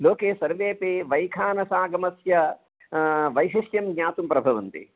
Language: Sanskrit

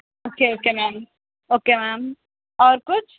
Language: Urdu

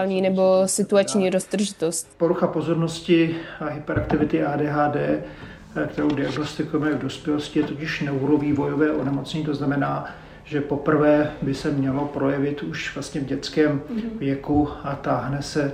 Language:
Czech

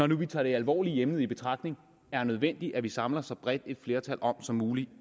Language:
Danish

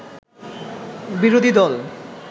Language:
Bangla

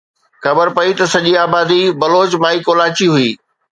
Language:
Sindhi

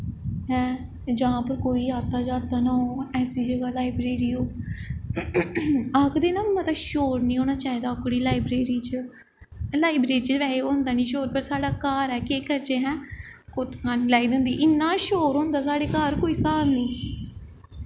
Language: Dogri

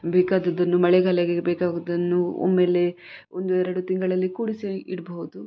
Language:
Kannada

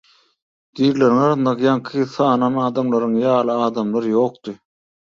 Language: Turkmen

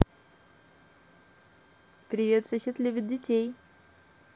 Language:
Russian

